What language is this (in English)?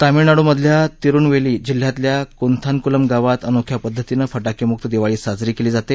Marathi